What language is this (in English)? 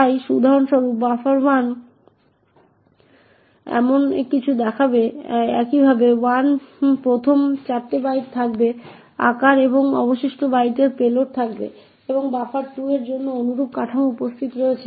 Bangla